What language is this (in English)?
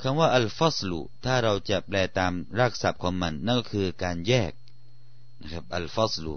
Thai